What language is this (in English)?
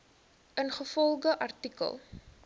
Afrikaans